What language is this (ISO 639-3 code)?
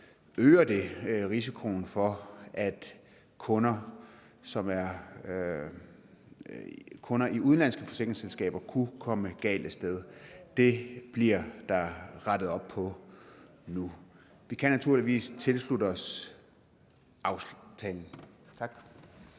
dan